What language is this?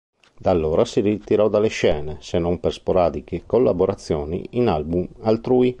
Italian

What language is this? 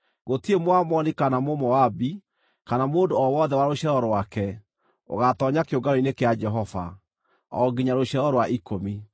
Kikuyu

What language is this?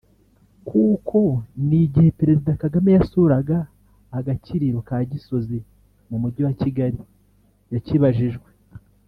Kinyarwanda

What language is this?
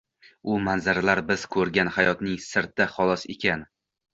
Uzbek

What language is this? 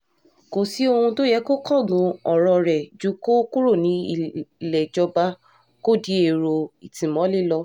Yoruba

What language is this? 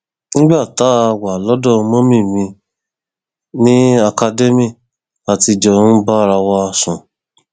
Yoruba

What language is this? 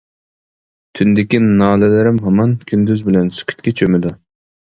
Uyghur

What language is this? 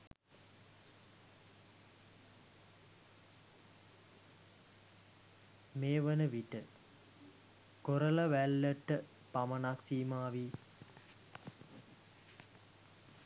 Sinhala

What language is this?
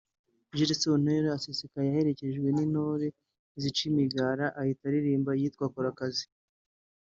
Kinyarwanda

